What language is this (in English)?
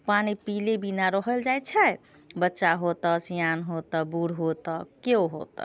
Maithili